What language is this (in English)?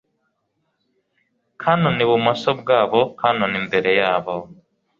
Kinyarwanda